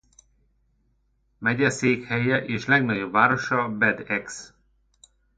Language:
Hungarian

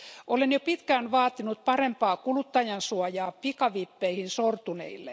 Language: Finnish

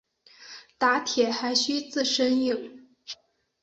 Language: Chinese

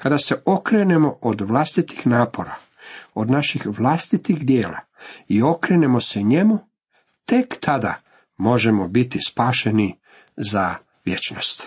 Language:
Croatian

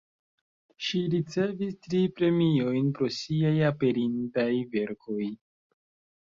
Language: Esperanto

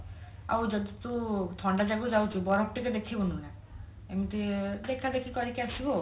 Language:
Odia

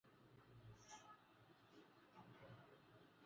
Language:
Swahili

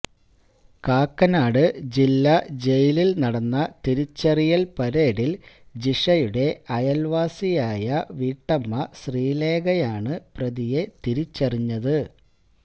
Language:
Malayalam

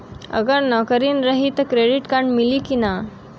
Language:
Bhojpuri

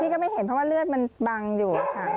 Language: Thai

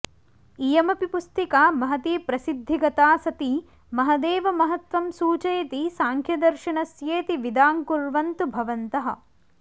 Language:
Sanskrit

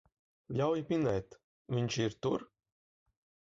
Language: Latvian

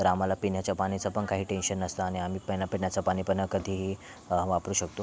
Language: Marathi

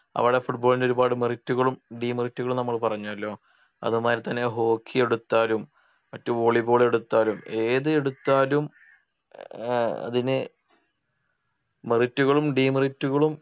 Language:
Malayalam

